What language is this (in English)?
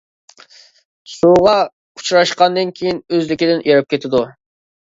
Uyghur